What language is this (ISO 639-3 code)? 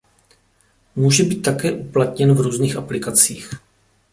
ces